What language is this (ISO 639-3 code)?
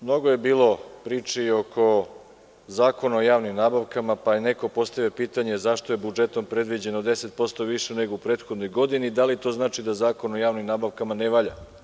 srp